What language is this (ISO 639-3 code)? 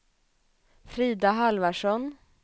swe